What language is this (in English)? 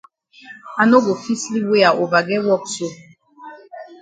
Cameroon Pidgin